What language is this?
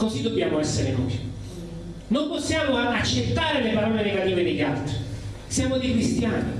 Italian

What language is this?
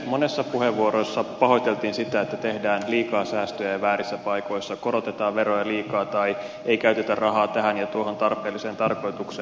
Finnish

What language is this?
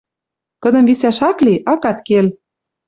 Western Mari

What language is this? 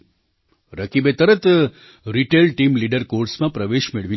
Gujarati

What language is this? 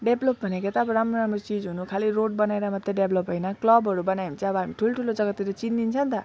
Nepali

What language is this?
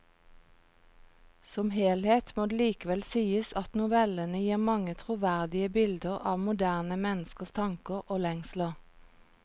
Norwegian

